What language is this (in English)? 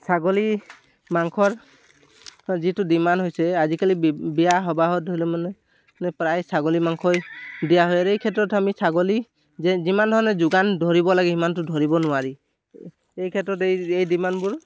Assamese